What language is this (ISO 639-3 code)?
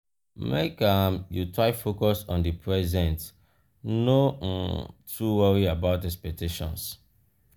pcm